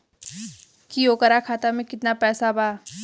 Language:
Bhojpuri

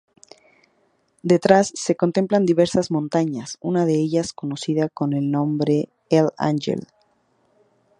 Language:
Spanish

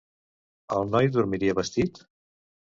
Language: Catalan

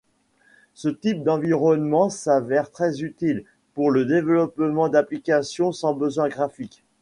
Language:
French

